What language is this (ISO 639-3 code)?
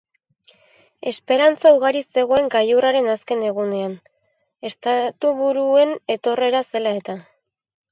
eus